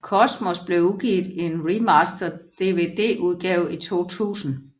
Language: Danish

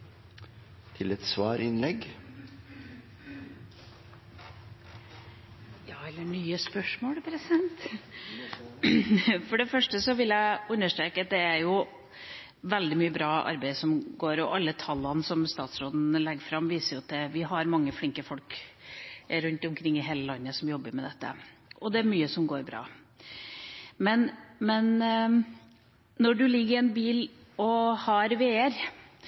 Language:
Norwegian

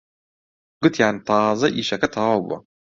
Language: Central Kurdish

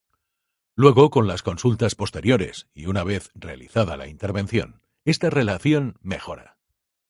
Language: Spanish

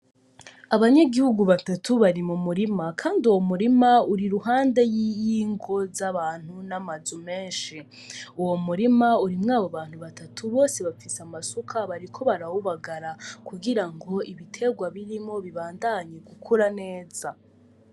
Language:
Rundi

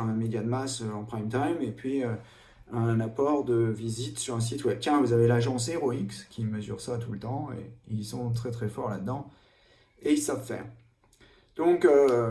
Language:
French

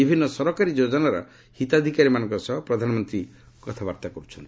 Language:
Odia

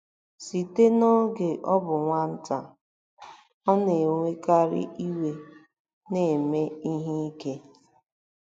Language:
Igbo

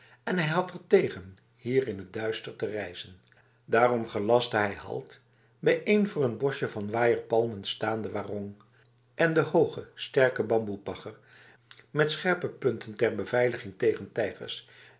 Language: Dutch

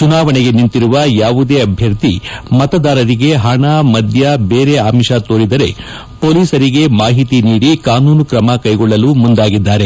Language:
Kannada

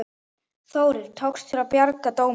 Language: Icelandic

